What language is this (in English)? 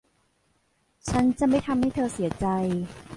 Thai